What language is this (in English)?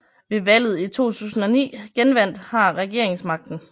Danish